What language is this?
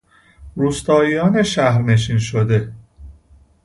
Persian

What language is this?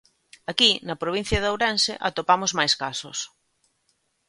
Galician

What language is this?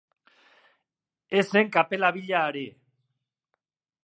Basque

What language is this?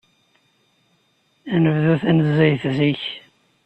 Kabyle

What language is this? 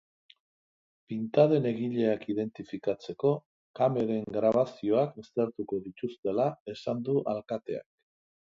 Basque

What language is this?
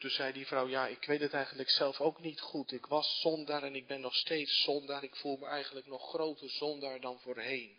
Dutch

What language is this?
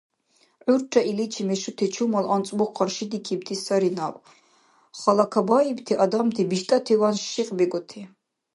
Dargwa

